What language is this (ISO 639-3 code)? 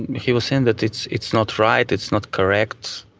eng